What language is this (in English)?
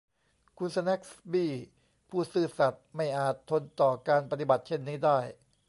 Thai